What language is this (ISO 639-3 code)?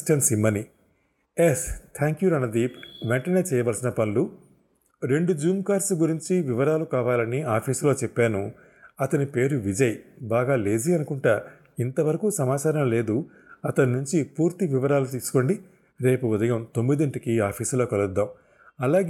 tel